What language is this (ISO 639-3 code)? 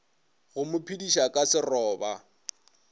nso